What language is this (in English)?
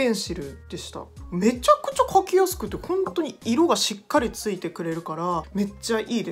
Japanese